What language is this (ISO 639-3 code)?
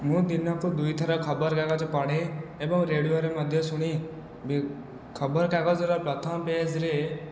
ori